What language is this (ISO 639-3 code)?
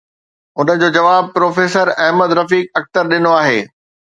snd